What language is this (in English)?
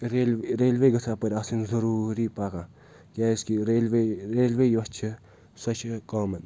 Kashmiri